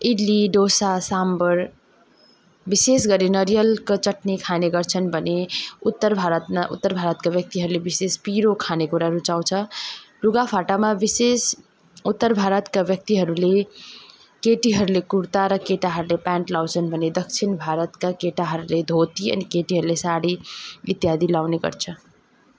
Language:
Nepali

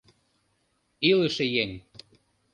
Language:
Mari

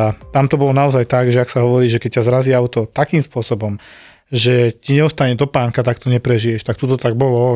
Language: Slovak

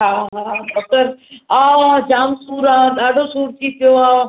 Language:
Sindhi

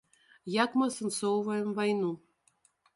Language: Belarusian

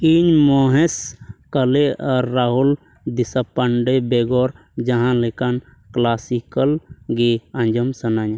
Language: Santali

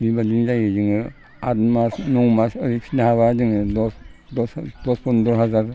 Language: Bodo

